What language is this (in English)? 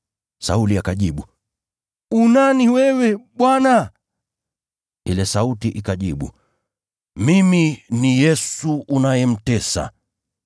Swahili